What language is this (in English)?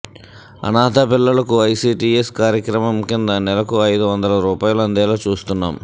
Telugu